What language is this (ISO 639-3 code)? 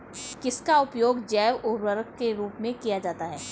hin